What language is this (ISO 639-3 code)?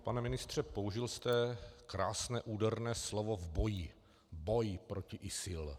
ces